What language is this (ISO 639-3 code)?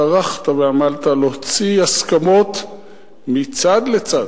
heb